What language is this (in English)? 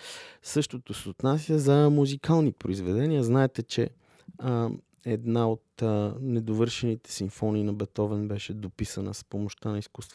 Bulgarian